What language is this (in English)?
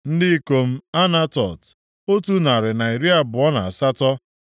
Igbo